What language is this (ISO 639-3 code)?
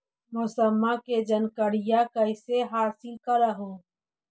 mag